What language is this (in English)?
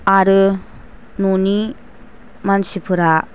Bodo